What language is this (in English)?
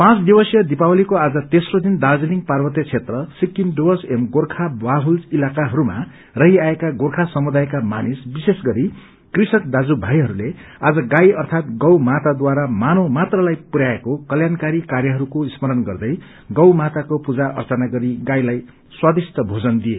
Nepali